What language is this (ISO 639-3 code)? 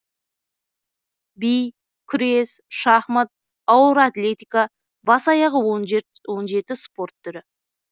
kaz